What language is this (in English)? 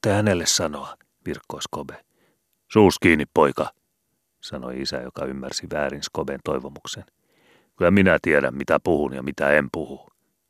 Finnish